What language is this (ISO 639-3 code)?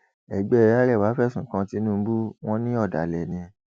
yor